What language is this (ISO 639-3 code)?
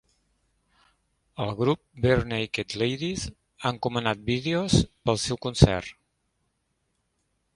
cat